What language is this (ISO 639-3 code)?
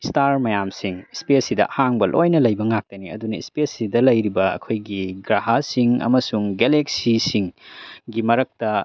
mni